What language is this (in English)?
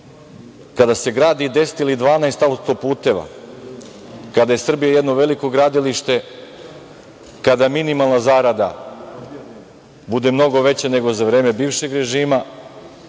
Serbian